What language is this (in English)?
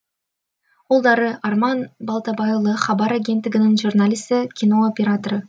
Kazakh